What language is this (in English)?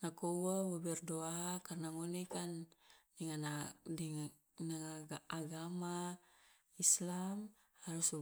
Loloda